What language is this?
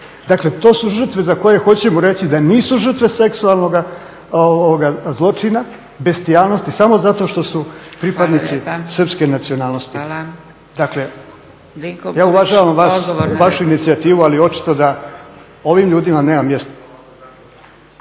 Croatian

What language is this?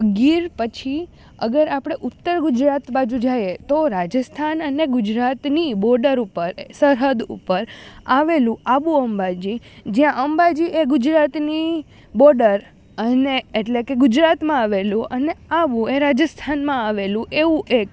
Gujarati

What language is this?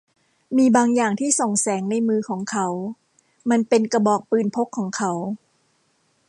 Thai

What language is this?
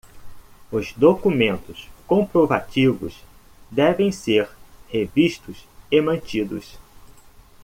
Portuguese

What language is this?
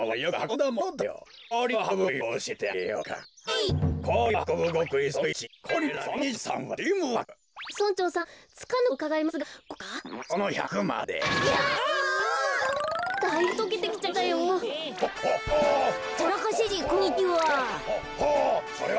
Japanese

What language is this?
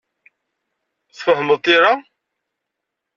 Kabyle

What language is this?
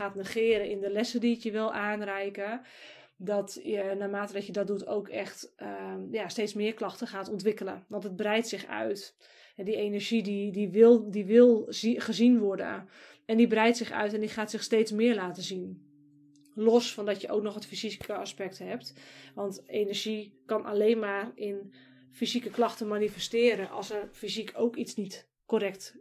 Dutch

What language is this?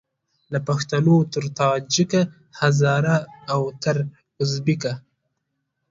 Pashto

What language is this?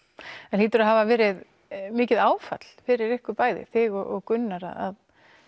Icelandic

